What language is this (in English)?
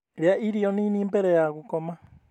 Kikuyu